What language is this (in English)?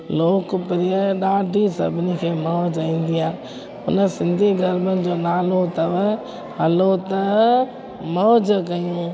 Sindhi